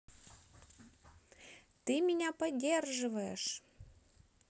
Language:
Russian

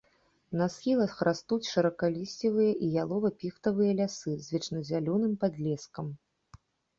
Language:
Belarusian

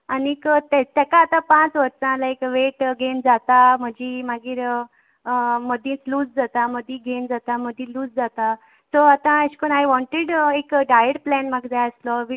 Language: Konkani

